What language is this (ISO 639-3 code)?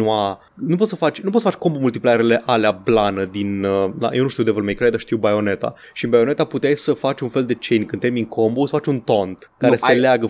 ron